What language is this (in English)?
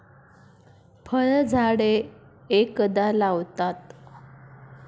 Marathi